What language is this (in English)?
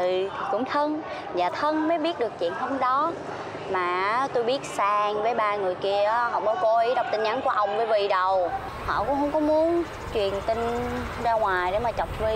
Vietnamese